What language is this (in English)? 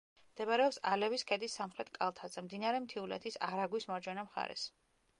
Georgian